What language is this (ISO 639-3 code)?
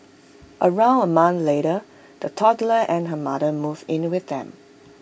eng